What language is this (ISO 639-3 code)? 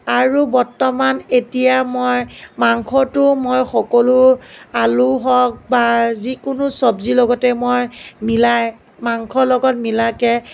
asm